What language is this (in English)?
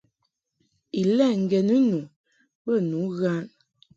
Mungaka